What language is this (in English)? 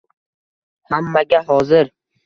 Uzbek